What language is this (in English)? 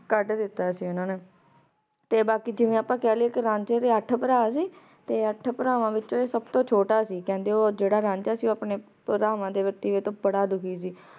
Punjabi